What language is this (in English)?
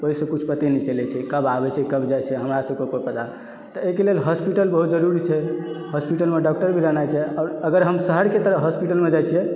Maithili